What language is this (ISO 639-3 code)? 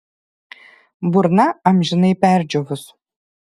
lit